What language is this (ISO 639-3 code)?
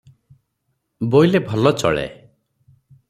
ori